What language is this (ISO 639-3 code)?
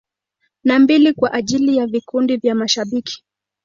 swa